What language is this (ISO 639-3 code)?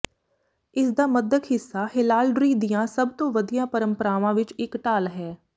pan